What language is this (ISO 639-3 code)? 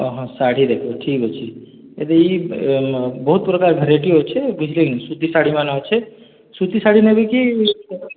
ori